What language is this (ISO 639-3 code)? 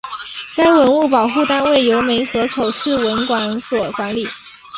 zho